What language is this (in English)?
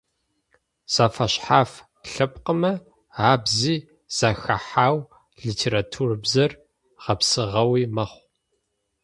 Adyghe